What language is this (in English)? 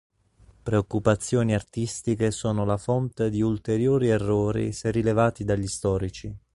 Italian